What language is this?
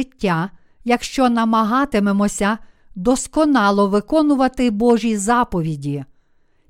Ukrainian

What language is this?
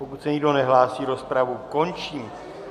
Czech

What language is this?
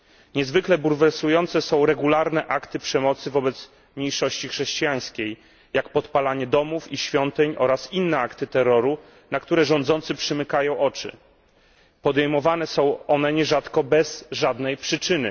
Polish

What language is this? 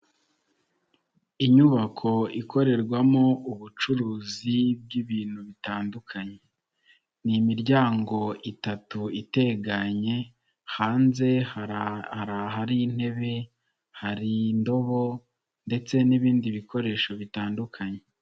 Kinyarwanda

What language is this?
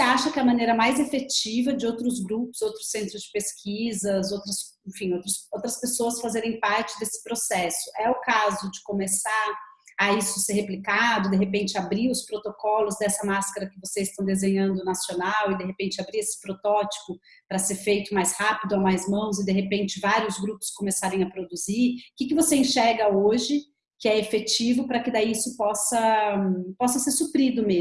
Portuguese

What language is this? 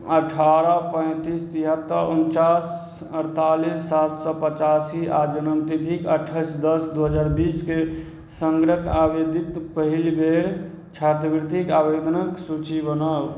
Maithili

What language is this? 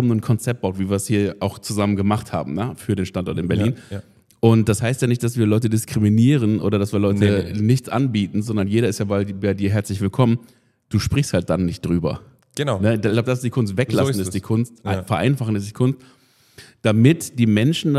German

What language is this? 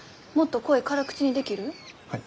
Japanese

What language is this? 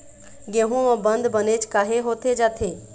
Chhattisgarhi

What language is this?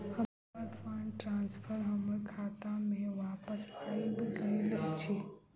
Maithili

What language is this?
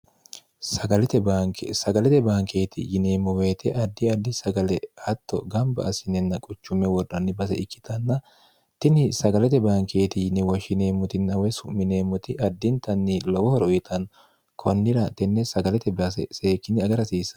Sidamo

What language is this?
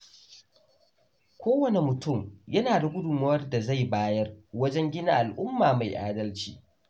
Hausa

